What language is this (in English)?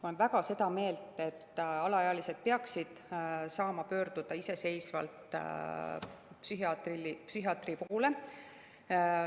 Estonian